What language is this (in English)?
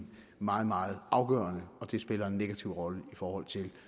Danish